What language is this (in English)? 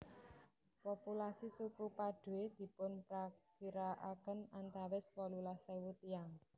Javanese